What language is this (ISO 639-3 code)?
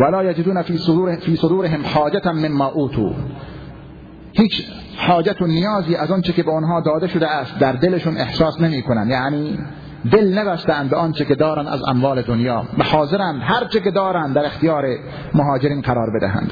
fas